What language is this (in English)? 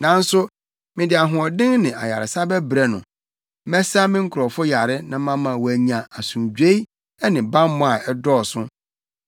Akan